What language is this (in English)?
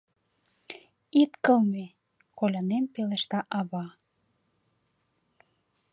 Mari